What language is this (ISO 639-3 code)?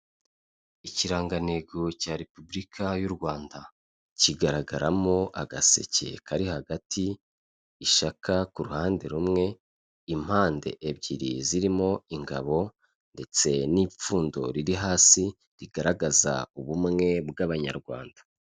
kin